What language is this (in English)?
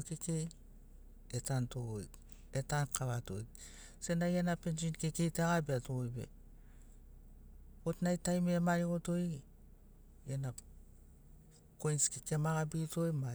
Sinaugoro